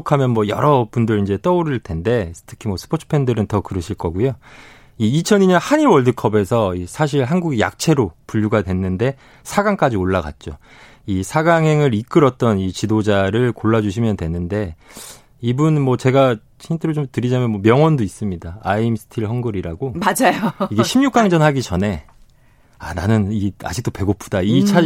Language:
Korean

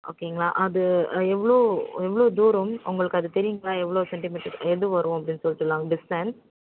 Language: Tamil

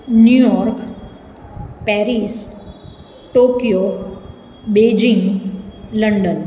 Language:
Gujarati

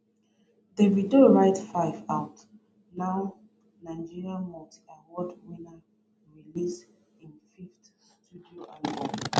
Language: Nigerian Pidgin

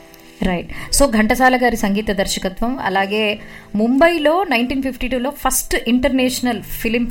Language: Telugu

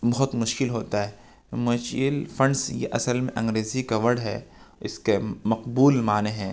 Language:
Urdu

